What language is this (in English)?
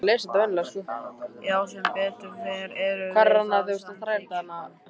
Icelandic